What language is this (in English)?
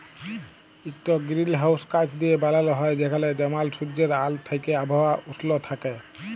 Bangla